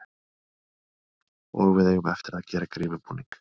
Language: Icelandic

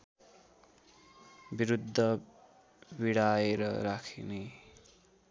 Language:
Nepali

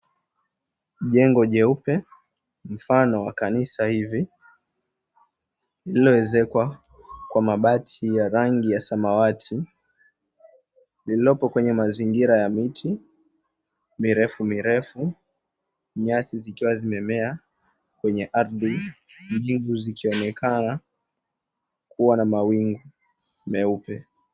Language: Swahili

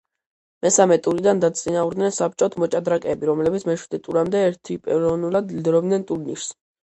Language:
Georgian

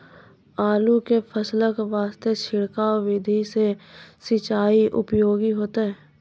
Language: Maithili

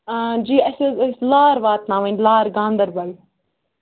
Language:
Kashmiri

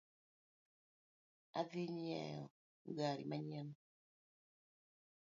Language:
Luo (Kenya and Tanzania)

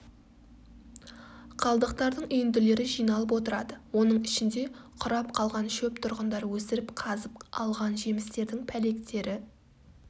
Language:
Kazakh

